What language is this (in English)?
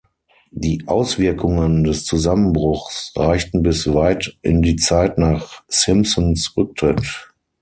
German